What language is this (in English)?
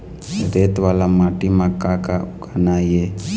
Chhattisgarhi